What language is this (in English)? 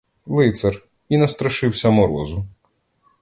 Ukrainian